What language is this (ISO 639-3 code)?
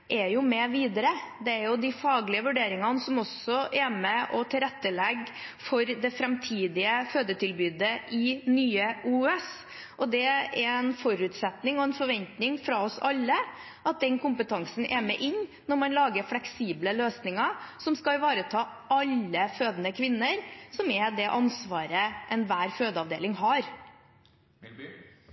nob